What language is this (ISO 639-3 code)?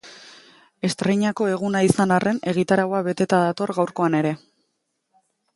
eus